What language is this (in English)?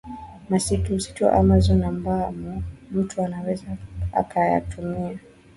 Swahili